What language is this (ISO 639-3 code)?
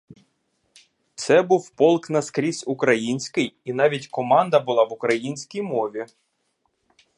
ukr